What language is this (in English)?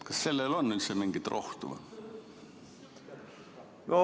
Estonian